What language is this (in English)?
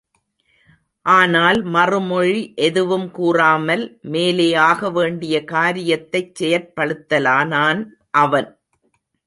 Tamil